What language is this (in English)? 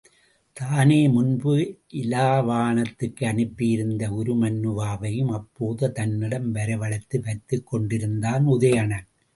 Tamil